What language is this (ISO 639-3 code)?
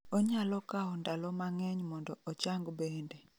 luo